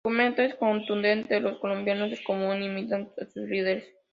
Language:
Spanish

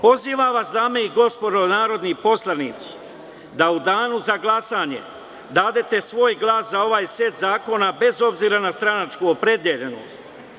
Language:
Serbian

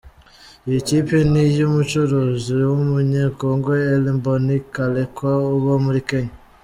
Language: Kinyarwanda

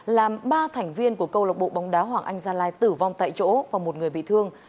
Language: Vietnamese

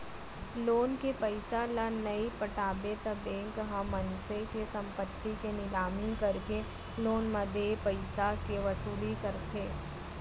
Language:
Chhattisgarhi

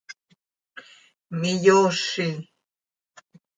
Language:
Seri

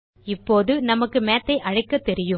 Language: Tamil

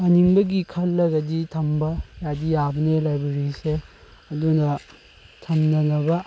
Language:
Manipuri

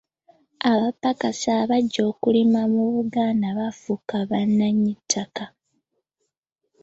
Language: Ganda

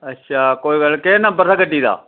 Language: Dogri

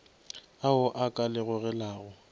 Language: Northern Sotho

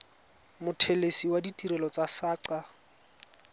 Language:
Tswana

